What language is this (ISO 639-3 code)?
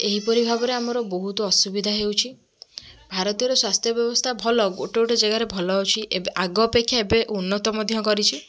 ori